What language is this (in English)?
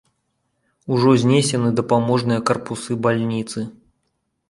Belarusian